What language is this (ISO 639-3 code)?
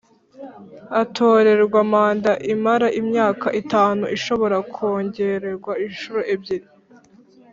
kin